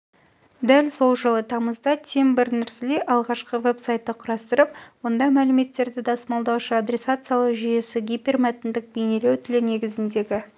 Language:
Kazakh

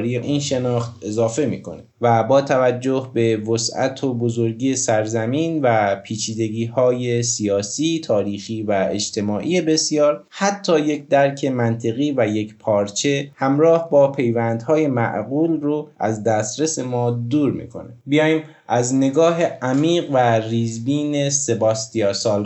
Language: Persian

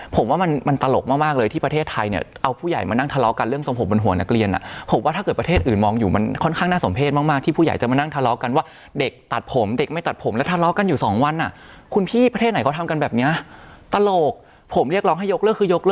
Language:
Thai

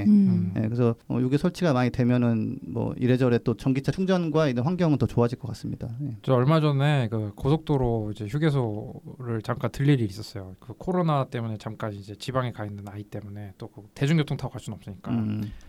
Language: Korean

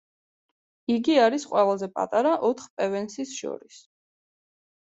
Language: Georgian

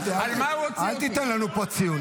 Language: Hebrew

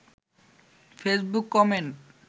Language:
Bangla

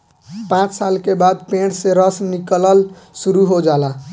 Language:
Bhojpuri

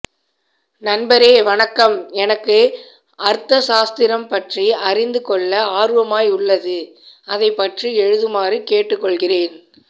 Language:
Tamil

